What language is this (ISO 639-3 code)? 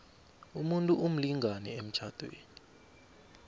nbl